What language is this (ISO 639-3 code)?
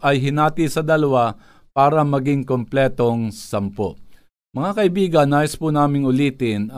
fil